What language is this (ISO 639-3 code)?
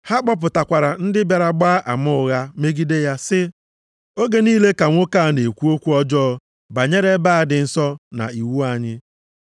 ibo